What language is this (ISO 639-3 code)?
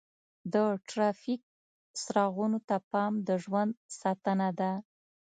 pus